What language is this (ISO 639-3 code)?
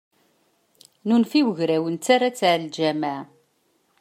kab